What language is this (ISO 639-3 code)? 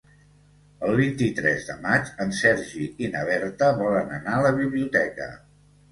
cat